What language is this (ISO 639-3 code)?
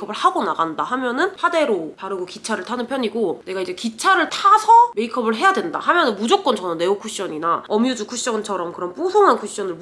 kor